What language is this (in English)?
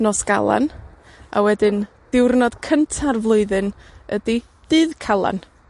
Welsh